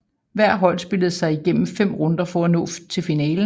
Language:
Danish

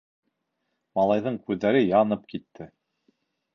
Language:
Bashkir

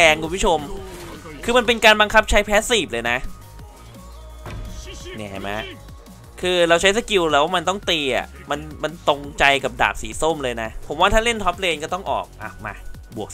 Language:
Thai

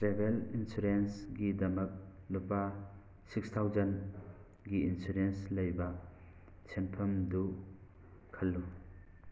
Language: Manipuri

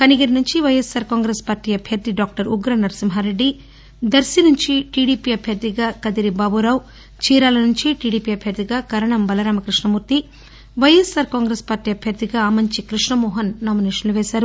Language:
Telugu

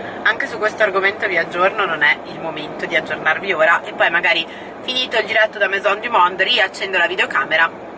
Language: Italian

